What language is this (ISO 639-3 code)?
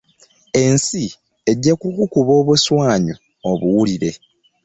lug